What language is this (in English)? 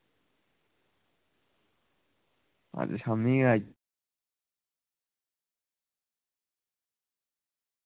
Dogri